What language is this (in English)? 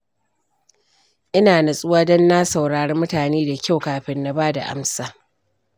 Hausa